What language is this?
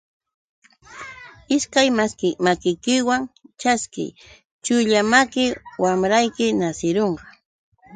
Yauyos Quechua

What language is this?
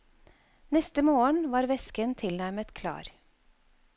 Norwegian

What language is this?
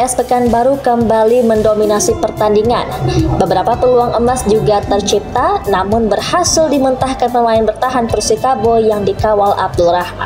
Indonesian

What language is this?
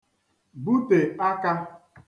Igbo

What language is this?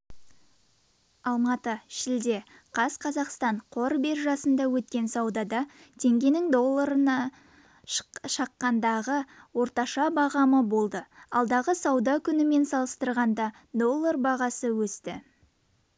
Kazakh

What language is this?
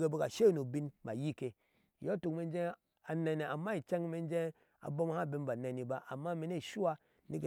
Ashe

